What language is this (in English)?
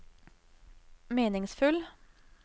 Norwegian